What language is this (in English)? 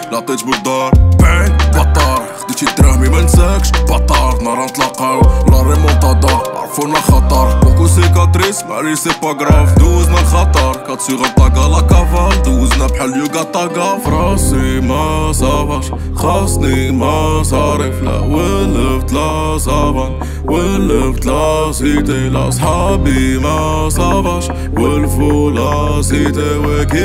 Arabic